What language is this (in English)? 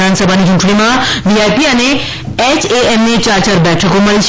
Gujarati